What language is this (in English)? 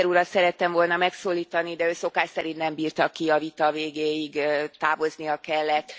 Hungarian